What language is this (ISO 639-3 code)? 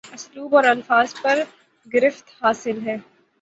urd